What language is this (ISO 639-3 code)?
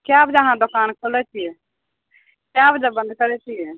mai